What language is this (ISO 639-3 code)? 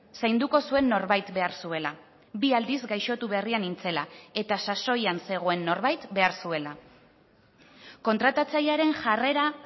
eus